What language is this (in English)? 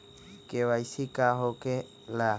Magahi